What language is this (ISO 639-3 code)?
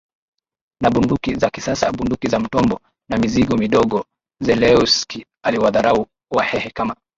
swa